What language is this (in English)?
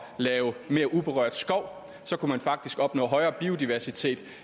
Danish